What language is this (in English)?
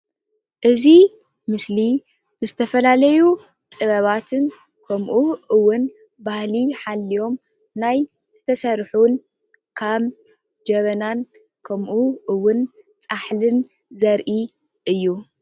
Tigrinya